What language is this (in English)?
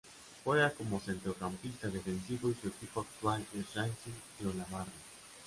Spanish